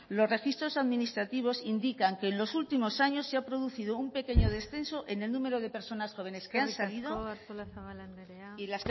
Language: Spanish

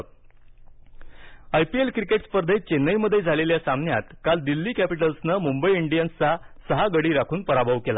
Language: Marathi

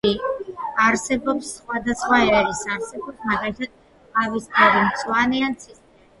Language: Georgian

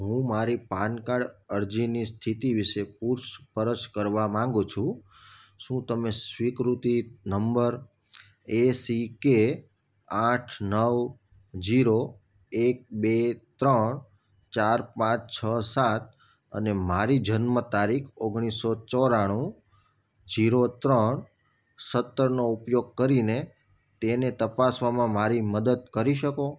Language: Gujarati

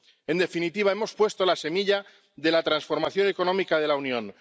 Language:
Spanish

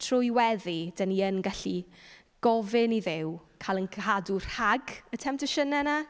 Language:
Welsh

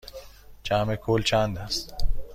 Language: Persian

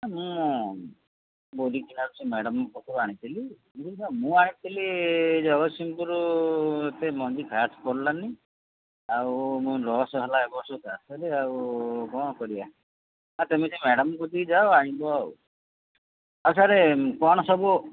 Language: Odia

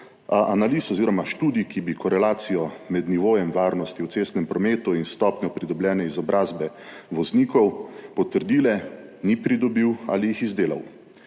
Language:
Slovenian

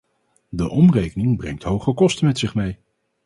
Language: Dutch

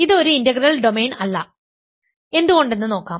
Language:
Malayalam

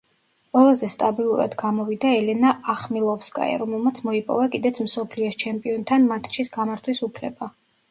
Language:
Georgian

